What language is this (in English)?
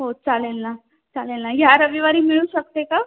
Marathi